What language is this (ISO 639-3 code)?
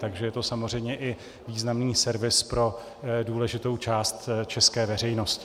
ces